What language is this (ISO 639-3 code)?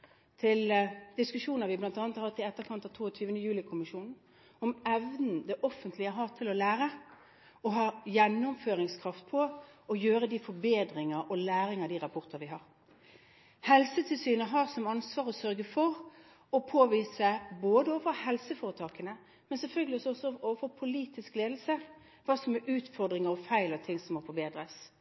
nob